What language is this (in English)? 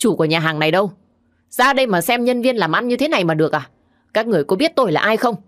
Vietnamese